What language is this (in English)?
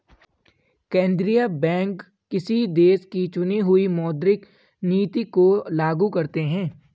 Hindi